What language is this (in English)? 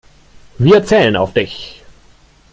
German